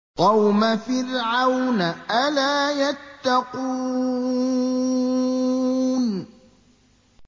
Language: Arabic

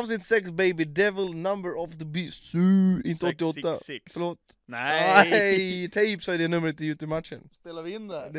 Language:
Swedish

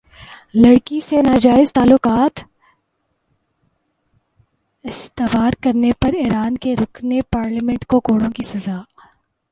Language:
Urdu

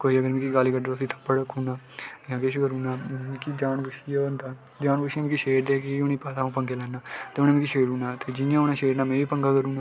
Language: Dogri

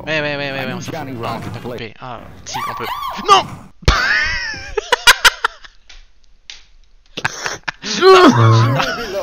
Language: French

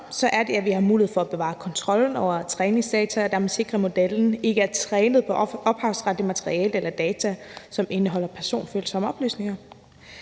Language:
Danish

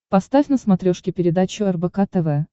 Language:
Russian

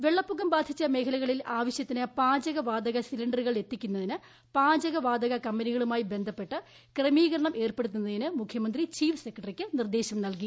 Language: Malayalam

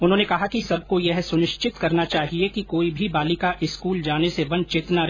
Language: Hindi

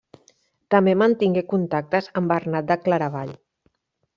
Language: Catalan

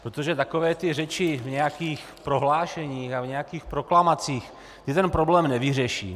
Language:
Czech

